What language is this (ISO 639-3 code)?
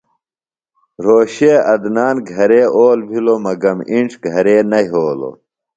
phl